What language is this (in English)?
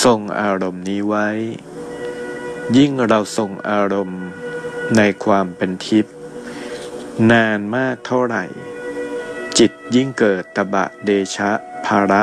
Thai